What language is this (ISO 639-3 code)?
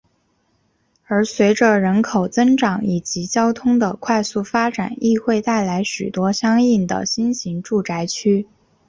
zho